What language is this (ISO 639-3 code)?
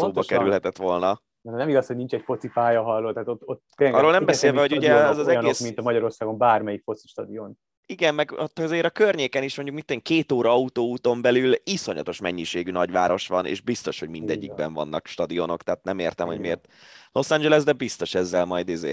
hun